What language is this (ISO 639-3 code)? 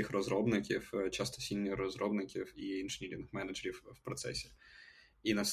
ukr